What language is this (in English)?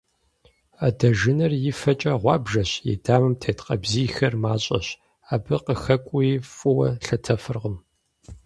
Kabardian